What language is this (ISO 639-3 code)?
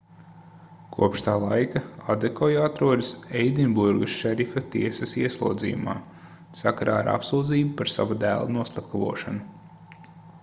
lav